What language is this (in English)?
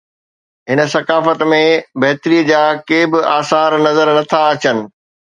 Sindhi